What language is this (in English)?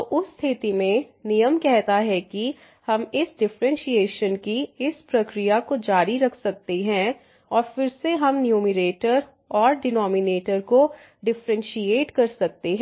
Hindi